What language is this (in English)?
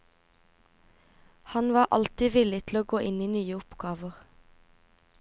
Norwegian